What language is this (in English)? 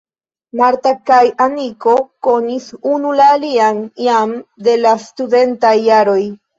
Esperanto